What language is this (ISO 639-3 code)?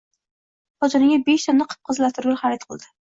uzb